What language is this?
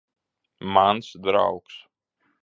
Latvian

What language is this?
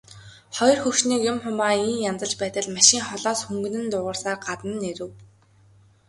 Mongolian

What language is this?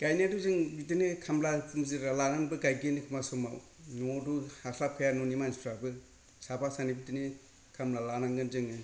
Bodo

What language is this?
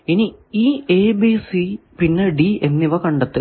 Malayalam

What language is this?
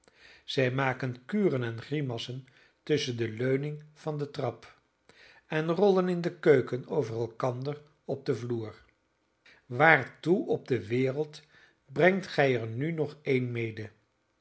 Dutch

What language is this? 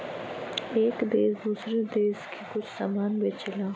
Bhojpuri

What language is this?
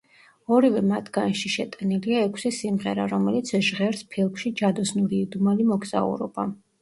Georgian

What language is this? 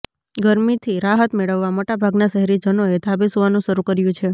Gujarati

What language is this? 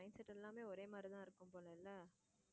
Tamil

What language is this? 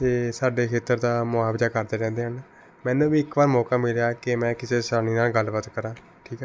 Punjabi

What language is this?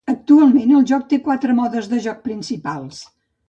Catalan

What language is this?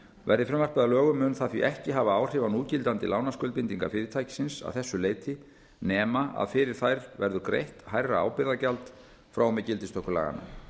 Icelandic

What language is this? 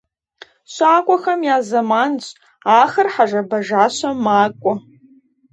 Kabardian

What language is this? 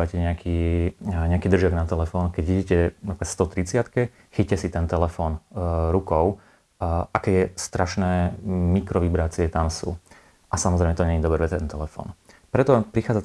Slovak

